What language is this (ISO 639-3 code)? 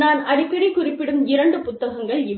tam